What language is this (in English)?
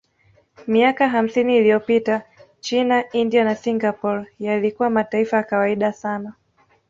Swahili